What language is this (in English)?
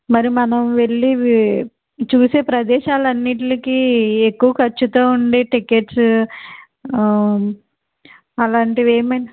Telugu